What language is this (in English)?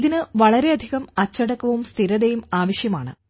Malayalam